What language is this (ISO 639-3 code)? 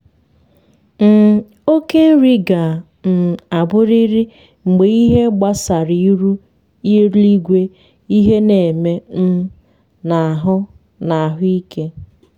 ibo